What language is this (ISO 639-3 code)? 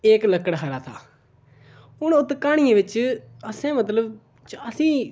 doi